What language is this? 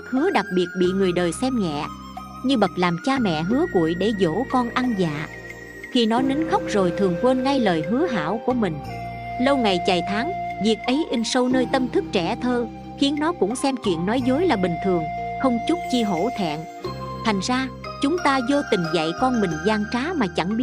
Vietnamese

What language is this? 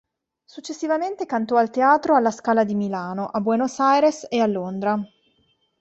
Italian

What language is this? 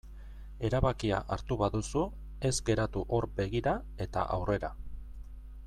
Basque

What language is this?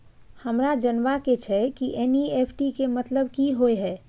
Maithili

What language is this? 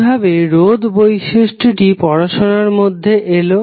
Bangla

